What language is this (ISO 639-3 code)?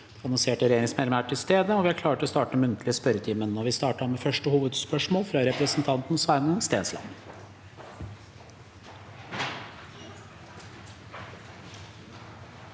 nor